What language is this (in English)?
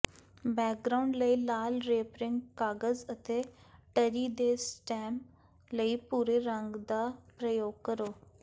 Punjabi